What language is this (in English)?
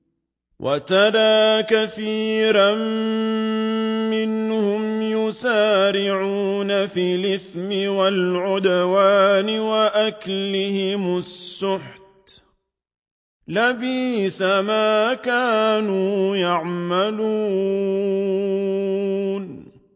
Arabic